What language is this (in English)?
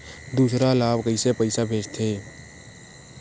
Chhattisgarhi